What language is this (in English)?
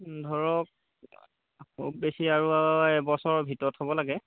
Assamese